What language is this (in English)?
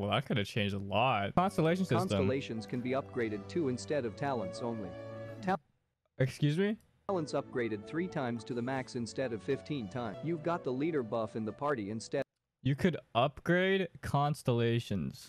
English